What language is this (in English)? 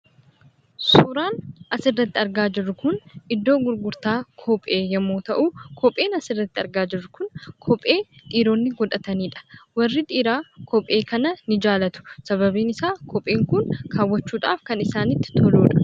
Oromo